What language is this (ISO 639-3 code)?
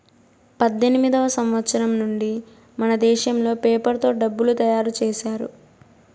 tel